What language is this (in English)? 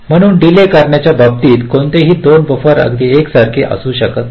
Marathi